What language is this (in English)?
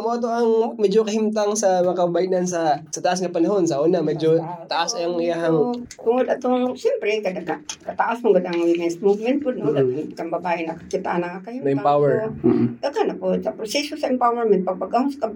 Filipino